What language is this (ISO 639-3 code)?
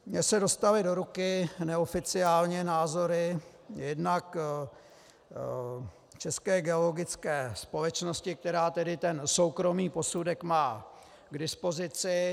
ces